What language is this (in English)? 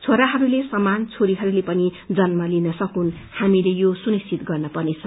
Nepali